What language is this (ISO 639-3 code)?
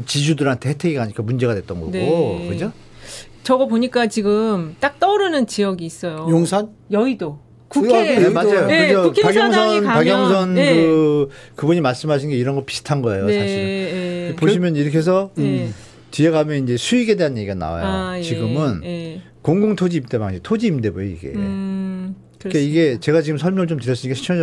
kor